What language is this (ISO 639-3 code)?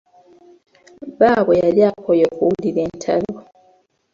lug